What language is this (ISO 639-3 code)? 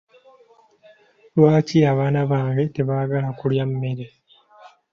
lug